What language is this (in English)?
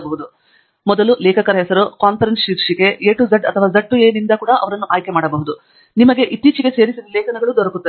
Kannada